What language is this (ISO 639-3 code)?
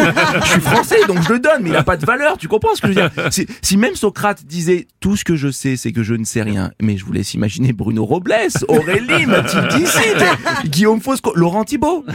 fra